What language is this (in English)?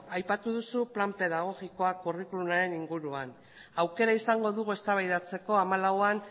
Basque